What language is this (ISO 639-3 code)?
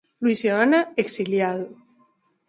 glg